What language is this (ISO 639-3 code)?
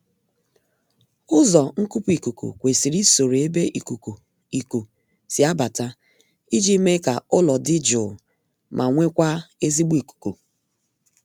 ibo